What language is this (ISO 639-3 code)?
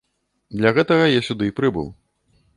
bel